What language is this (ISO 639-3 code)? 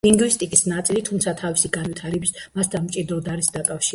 kat